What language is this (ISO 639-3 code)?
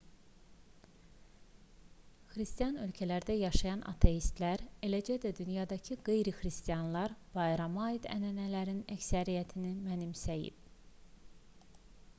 aze